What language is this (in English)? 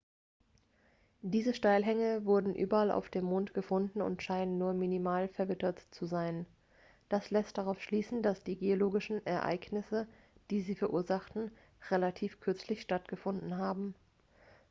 German